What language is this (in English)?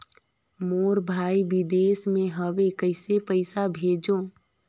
Chhattisgarhi